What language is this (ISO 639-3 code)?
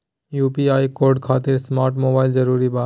mag